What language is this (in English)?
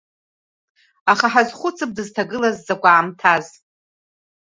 Abkhazian